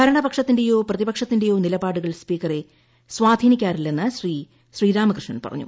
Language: Malayalam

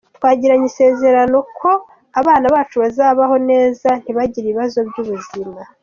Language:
Kinyarwanda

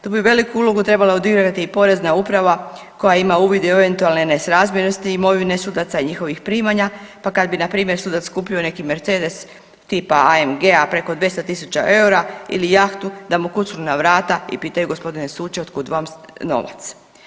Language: Croatian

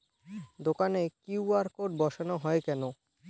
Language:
Bangla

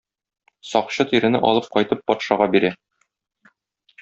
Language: Tatar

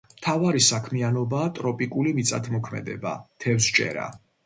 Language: Georgian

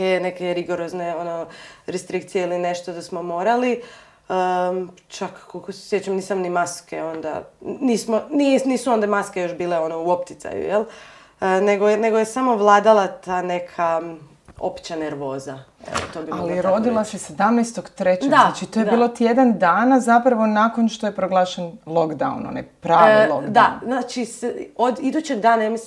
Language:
Croatian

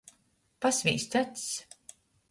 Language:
Latgalian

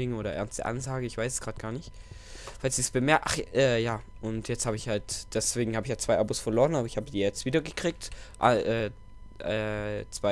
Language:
German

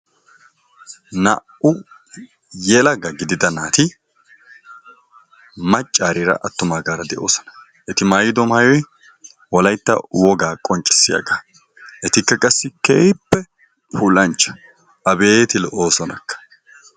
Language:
Wolaytta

